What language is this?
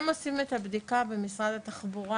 Hebrew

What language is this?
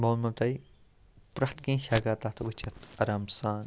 Kashmiri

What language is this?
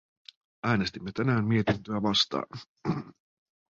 Finnish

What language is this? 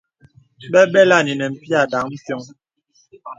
Bebele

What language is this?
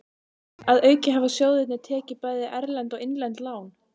Icelandic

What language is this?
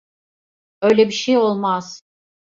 Turkish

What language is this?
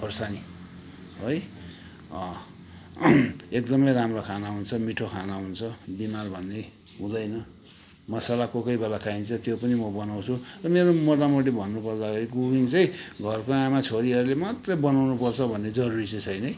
Nepali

